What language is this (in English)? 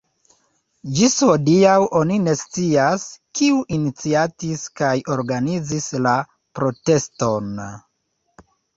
Esperanto